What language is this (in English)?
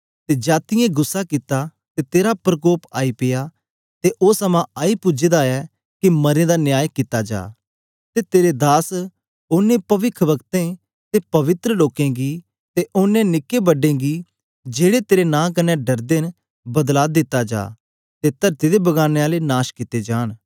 Dogri